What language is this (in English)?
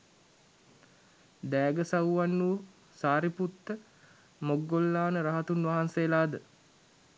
Sinhala